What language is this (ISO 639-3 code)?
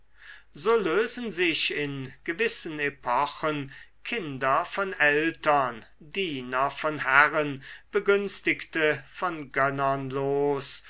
deu